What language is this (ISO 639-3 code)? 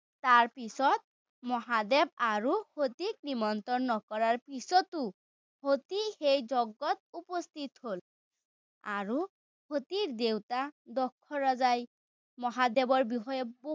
asm